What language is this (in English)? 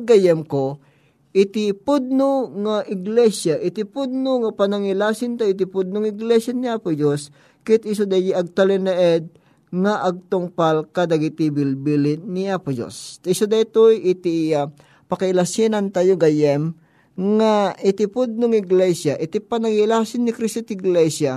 Filipino